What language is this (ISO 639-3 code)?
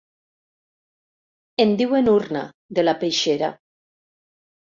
cat